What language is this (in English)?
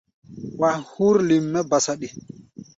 Gbaya